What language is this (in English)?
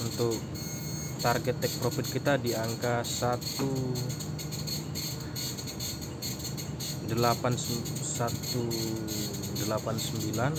Indonesian